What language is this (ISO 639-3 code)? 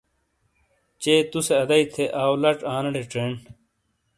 scl